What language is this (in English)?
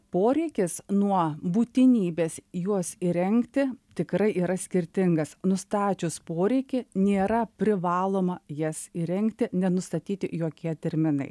Lithuanian